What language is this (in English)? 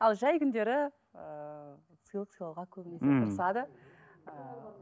Kazakh